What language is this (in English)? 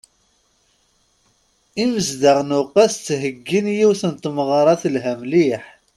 Kabyle